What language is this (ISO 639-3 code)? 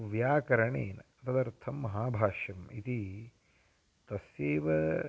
san